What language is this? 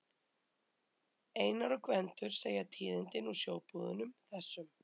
Icelandic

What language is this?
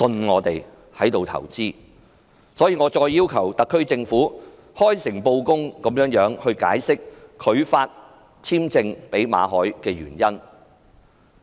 Cantonese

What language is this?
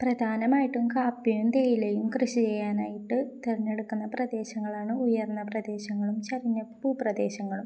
Malayalam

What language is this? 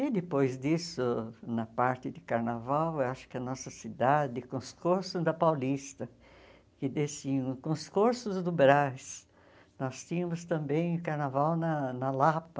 Portuguese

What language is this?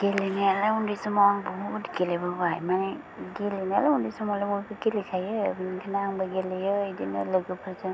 Bodo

